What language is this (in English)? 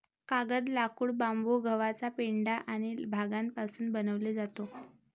Marathi